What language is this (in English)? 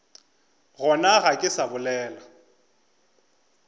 Northern Sotho